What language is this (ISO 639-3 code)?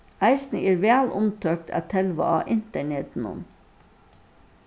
fao